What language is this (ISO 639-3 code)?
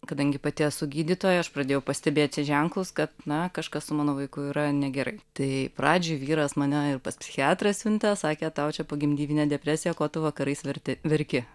lit